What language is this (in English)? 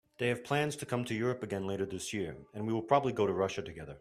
English